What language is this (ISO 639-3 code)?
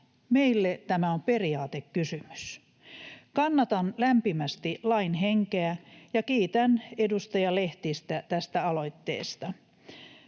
fin